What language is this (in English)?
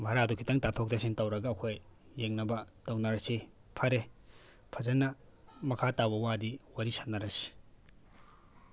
Manipuri